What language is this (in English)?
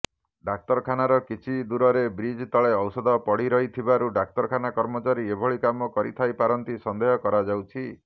Odia